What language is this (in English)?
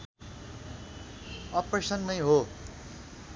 Nepali